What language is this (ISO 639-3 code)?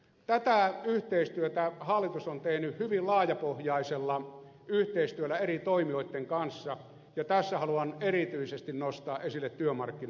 fin